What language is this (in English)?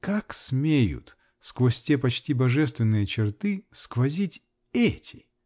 Russian